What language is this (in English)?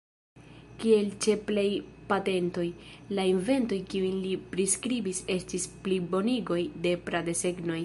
Esperanto